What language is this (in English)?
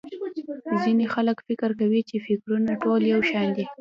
Pashto